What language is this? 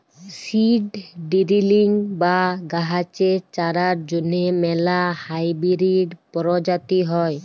Bangla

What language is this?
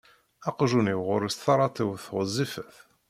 Kabyle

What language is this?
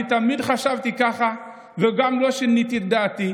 Hebrew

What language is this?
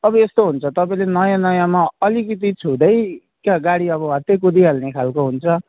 Nepali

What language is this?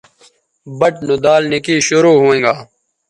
Bateri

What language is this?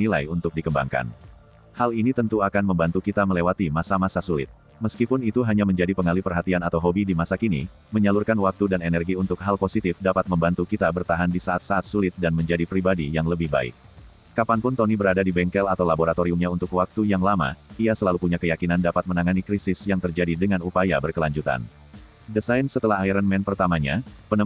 Indonesian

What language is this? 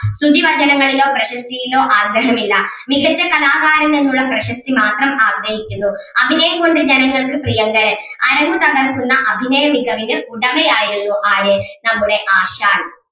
Malayalam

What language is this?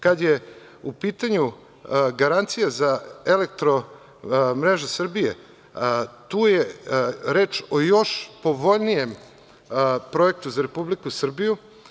Serbian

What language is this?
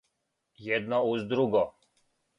Serbian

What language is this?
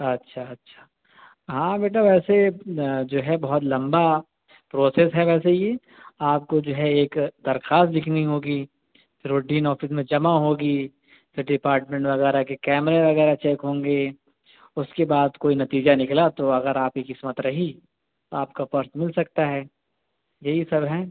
Urdu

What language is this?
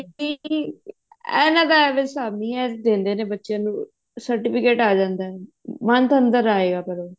Punjabi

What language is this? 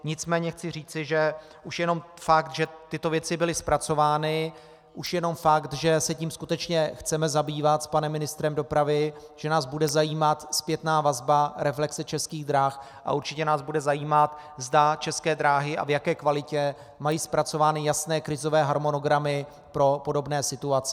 Czech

